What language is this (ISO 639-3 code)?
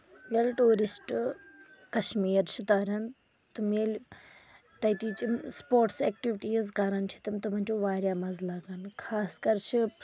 kas